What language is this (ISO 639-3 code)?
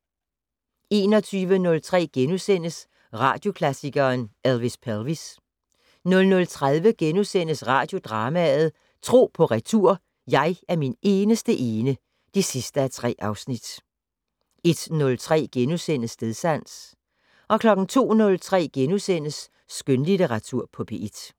dan